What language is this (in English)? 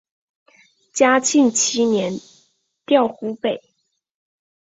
Chinese